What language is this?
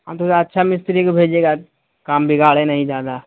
Urdu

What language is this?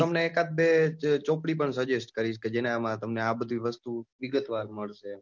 Gujarati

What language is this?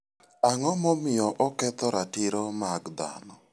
Luo (Kenya and Tanzania)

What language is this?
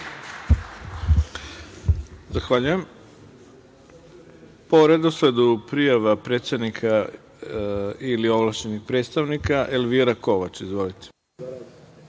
Serbian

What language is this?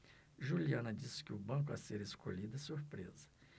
Portuguese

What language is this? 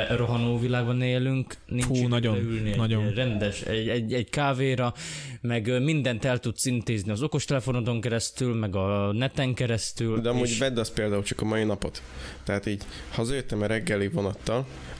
Hungarian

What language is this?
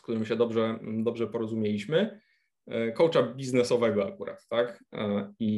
Polish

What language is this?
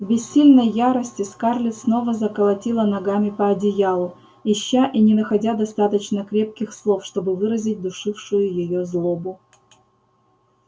Russian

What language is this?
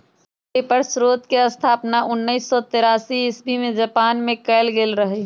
Magahi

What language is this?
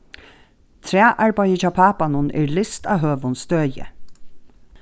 Faroese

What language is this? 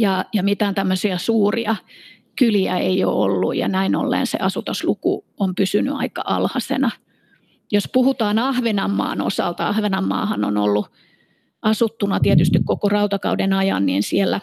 Finnish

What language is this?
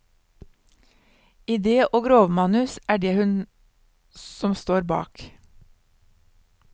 Norwegian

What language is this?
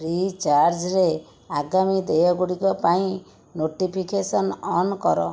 Odia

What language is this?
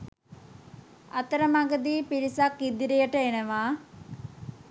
Sinhala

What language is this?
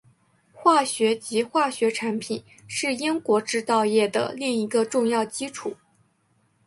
Chinese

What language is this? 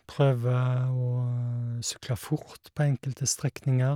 Norwegian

